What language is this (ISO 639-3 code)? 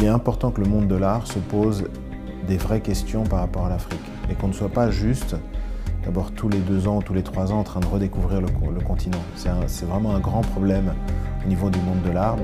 fra